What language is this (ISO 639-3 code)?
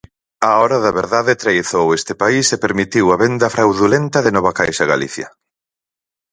glg